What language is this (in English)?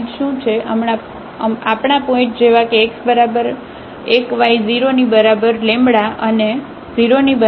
Gujarati